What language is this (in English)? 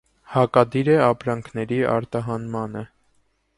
Armenian